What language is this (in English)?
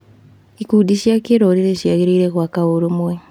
Kikuyu